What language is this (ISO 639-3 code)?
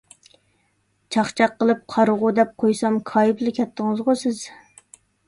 uig